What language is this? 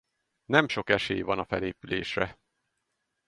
Hungarian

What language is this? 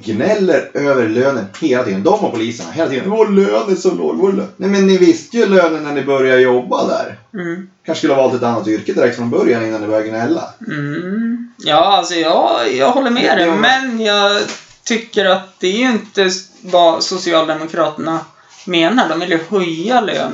Swedish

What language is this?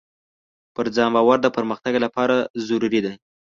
Pashto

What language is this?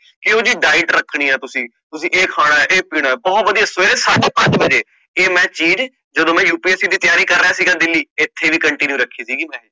Punjabi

